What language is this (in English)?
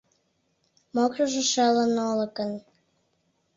Mari